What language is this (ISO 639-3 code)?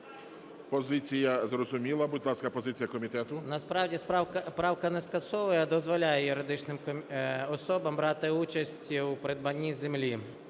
ukr